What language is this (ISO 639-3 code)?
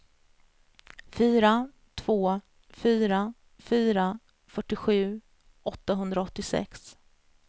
swe